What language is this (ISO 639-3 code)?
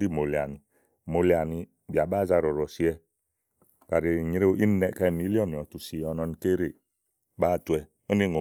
ahl